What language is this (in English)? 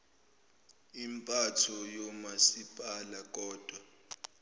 Zulu